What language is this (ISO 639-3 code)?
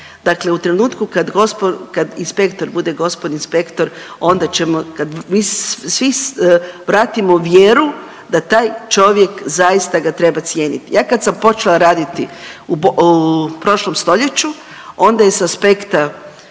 hrv